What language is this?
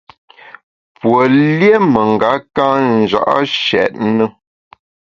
Bamun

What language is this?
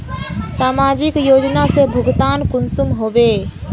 Magahi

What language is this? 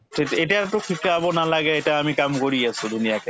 Assamese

